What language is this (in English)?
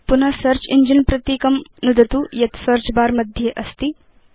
Sanskrit